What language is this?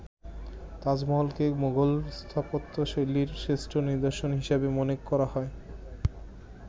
Bangla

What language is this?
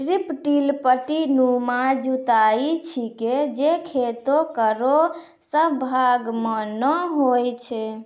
Maithili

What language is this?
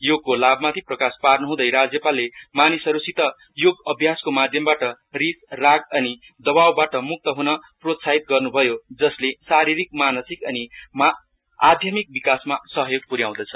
Nepali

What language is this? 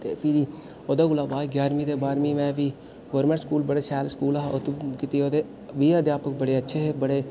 Dogri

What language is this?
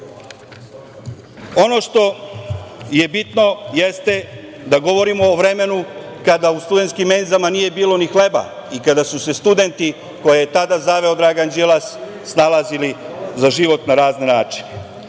Serbian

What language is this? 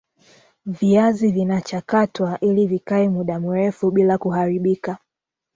Swahili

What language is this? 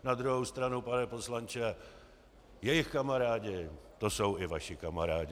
Czech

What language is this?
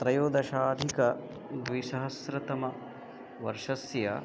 Sanskrit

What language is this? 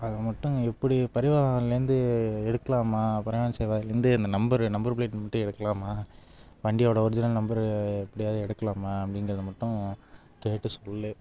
Tamil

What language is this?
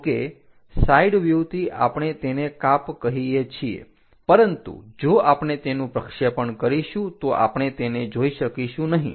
Gujarati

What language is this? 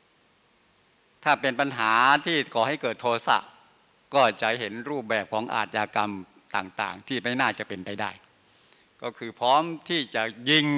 Thai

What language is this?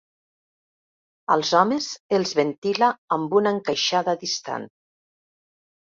Catalan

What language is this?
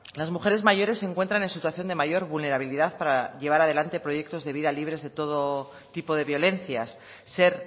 Spanish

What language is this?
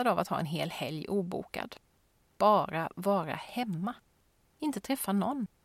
Swedish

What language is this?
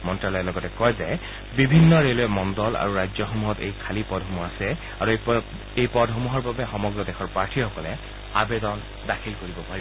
Assamese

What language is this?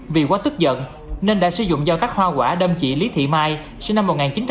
Vietnamese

